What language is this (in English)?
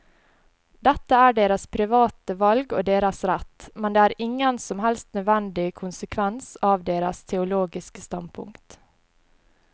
Norwegian